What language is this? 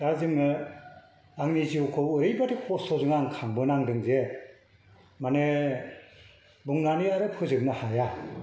Bodo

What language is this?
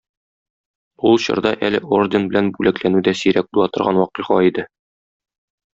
Tatar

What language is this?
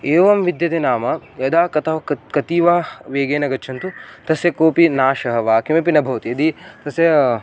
Sanskrit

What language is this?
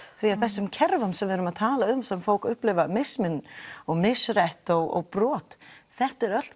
Icelandic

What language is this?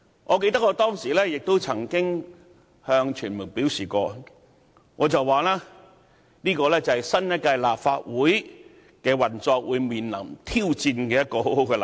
Cantonese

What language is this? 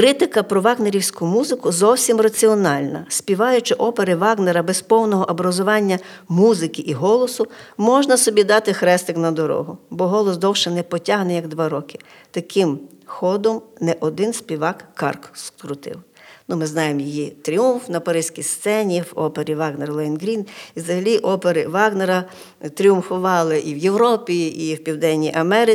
Ukrainian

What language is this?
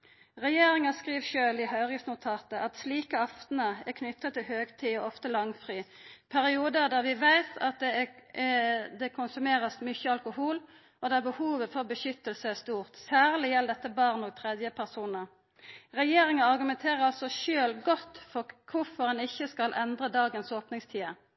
Norwegian Nynorsk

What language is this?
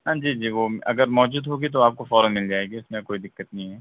Urdu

